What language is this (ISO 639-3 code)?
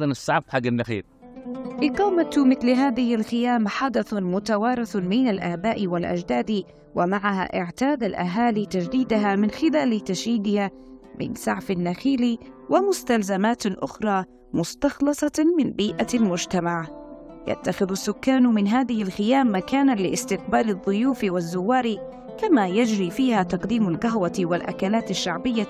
ara